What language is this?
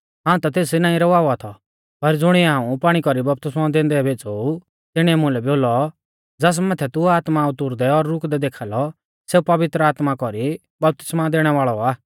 Mahasu Pahari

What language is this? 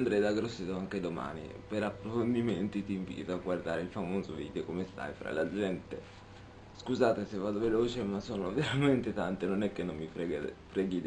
Italian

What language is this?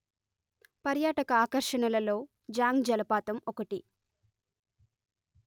Telugu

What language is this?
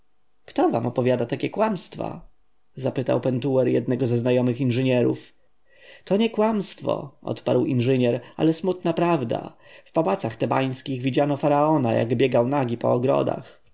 Polish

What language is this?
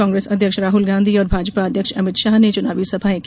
Hindi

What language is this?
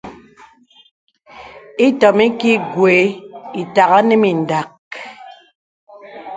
Bebele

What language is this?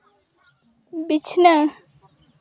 Santali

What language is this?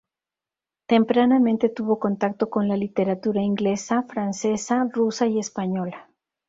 Spanish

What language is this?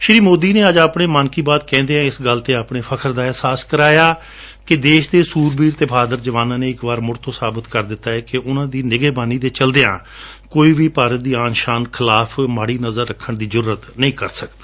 Punjabi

